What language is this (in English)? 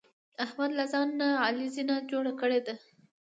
Pashto